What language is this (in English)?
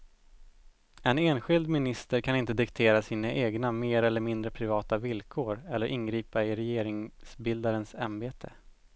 Swedish